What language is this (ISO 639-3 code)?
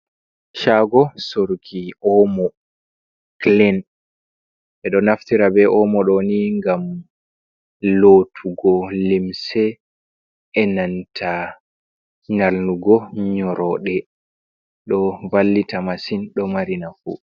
ful